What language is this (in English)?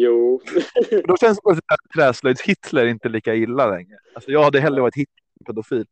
Swedish